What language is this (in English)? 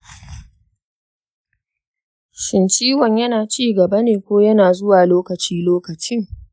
Hausa